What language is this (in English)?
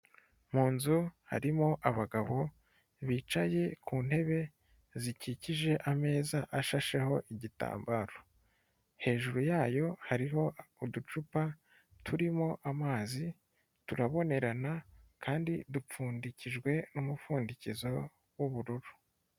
Kinyarwanda